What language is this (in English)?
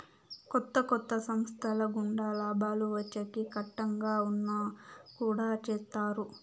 Telugu